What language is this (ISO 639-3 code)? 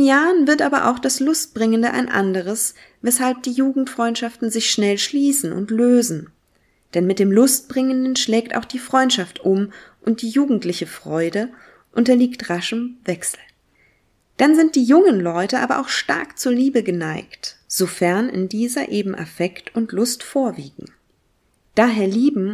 deu